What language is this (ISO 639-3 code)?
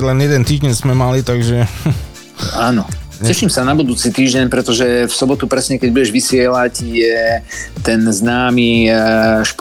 slk